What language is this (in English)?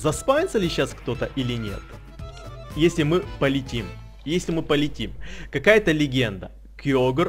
Russian